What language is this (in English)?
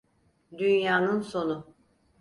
Turkish